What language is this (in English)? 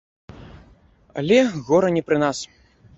Belarusian